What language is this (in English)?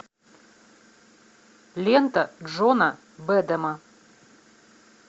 Russian